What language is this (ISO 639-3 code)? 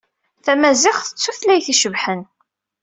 kab